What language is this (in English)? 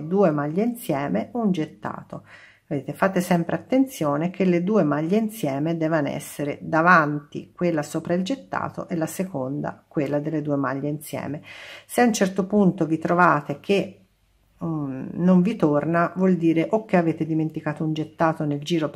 Italian